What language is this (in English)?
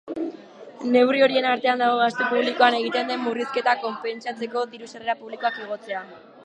Basque